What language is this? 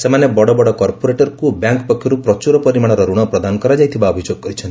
Odia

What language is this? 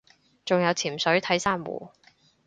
Cantonese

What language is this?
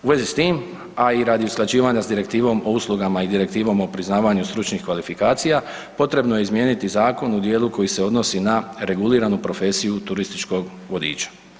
Croatian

